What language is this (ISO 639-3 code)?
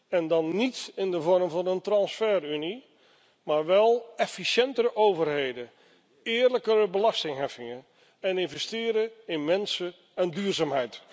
nld